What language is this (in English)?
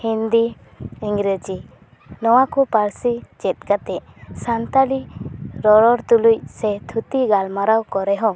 Santali